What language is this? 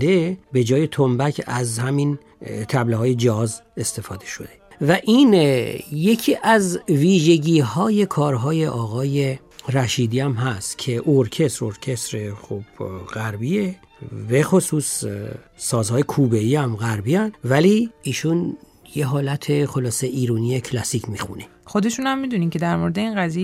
Persian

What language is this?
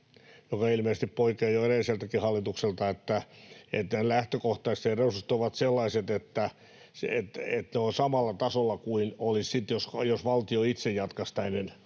Finnish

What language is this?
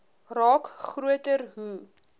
Afrikaans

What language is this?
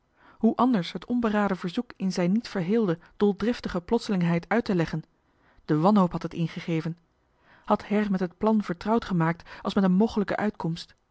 Dutch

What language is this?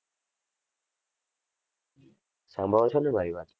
Gujarati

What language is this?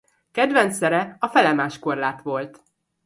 Hungarian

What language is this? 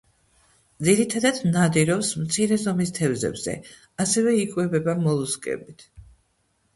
Georgian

